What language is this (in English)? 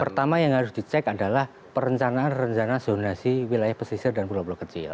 Indonesian